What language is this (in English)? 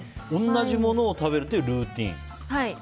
Japanese